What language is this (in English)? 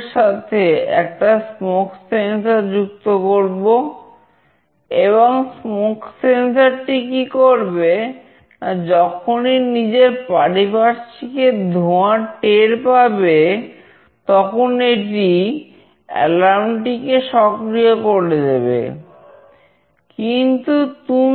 Bangla